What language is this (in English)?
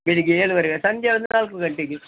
Kannada